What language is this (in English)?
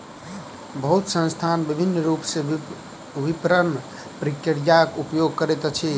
Maithili